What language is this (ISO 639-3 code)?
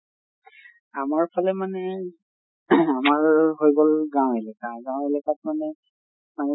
asm